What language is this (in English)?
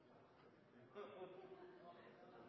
Norwegian Nynorsk